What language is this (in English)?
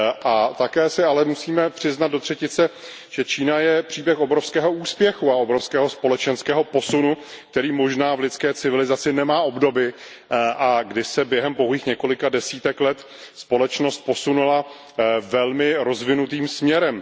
Czech